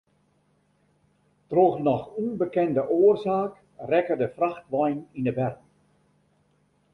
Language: Western Frisian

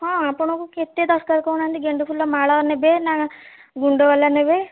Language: Odia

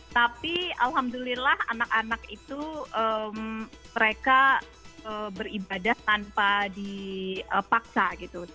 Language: Indonesian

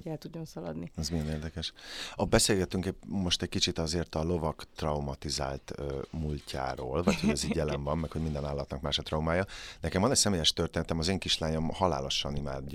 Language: Hungarian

